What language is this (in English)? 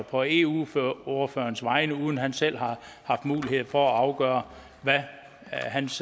Danish